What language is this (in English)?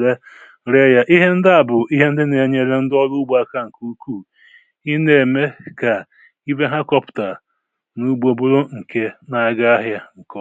Igbo